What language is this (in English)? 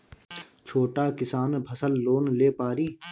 Bhojpuri